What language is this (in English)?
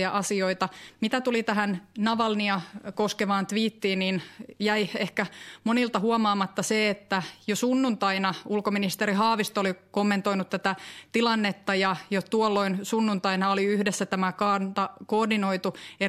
Finnish